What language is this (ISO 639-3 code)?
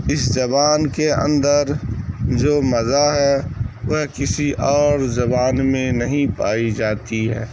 urd